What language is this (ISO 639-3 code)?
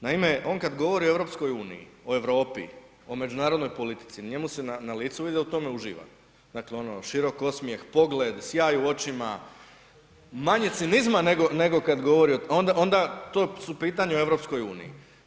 hrv